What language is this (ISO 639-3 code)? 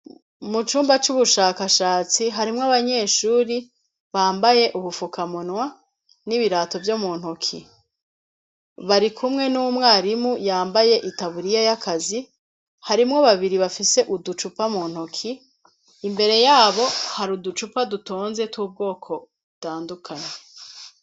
run